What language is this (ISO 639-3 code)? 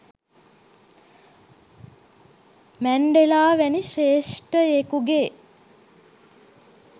sin